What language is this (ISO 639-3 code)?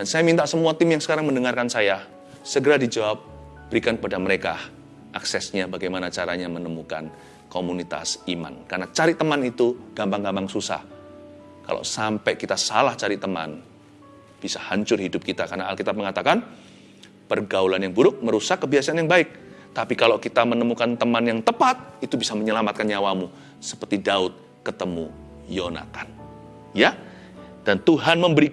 ind